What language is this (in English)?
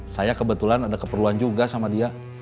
Indonesian